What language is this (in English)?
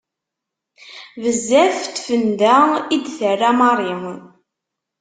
Kabyle